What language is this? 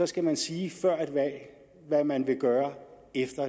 Danish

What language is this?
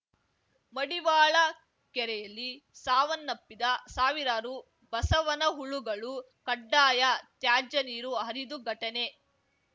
Kannada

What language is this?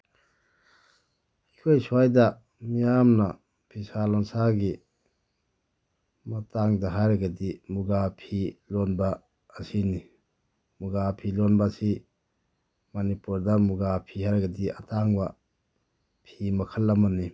Manipuri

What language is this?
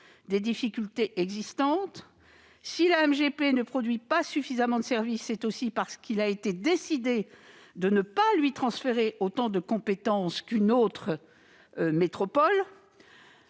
French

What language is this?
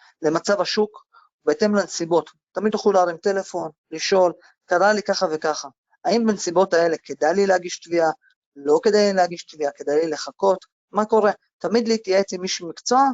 Hebrew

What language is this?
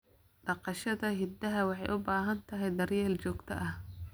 Somali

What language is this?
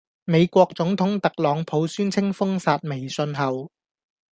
Cantonese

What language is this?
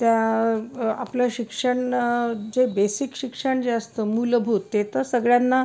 Marathi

